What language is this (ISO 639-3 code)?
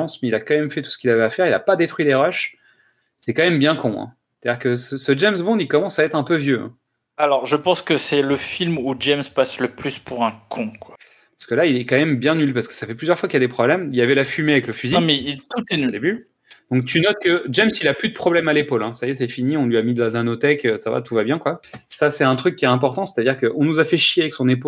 fra